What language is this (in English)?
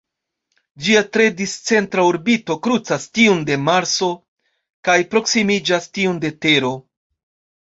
Esperanto